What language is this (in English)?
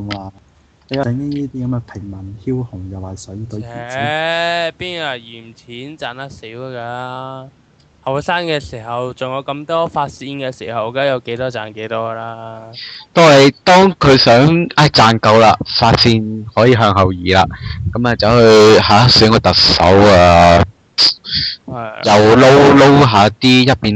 Chinese